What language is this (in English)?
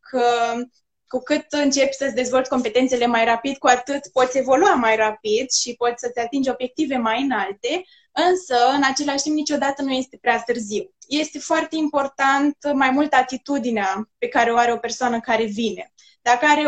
Romanian